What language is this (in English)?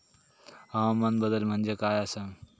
Marathi